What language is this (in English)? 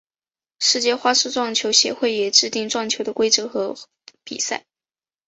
Chinese